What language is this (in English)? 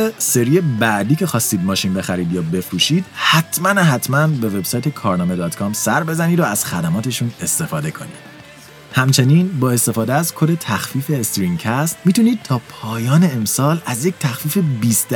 Persian